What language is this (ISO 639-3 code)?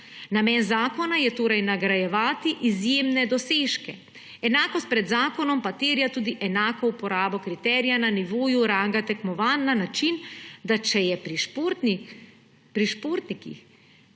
slv